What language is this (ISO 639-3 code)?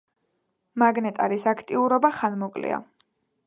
kat